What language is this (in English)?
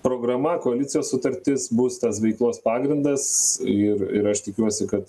Lithuanian